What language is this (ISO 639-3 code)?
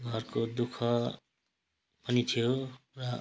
nep